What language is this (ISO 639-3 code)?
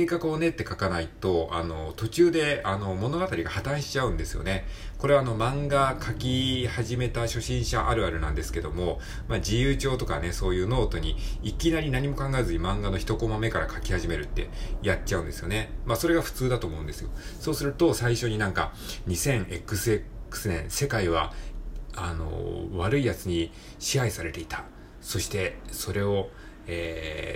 jpn